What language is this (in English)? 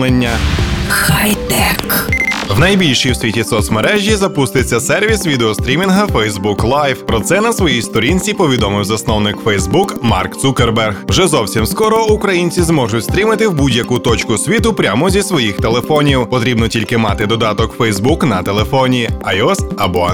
Ukrainian